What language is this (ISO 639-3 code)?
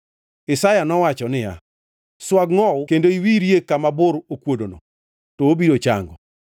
luo